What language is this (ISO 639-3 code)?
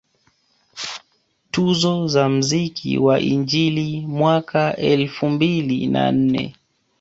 swa